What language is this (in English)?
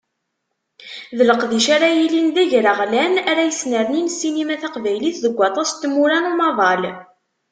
Kabyle